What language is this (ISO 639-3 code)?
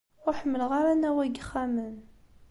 kab